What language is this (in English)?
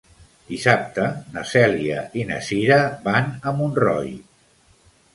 Catalan